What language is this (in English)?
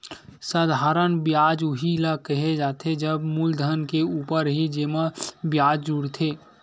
Chhattisgarhi